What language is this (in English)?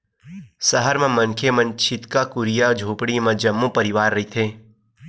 Chhattisgarhi